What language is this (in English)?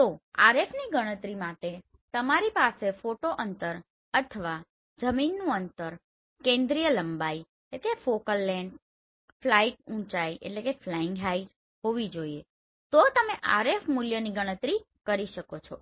Gujarati